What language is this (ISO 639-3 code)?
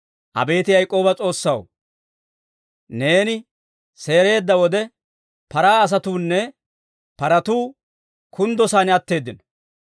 dwr